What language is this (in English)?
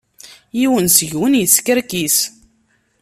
Kabyle